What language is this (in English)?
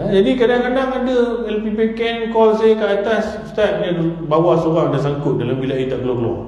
Malay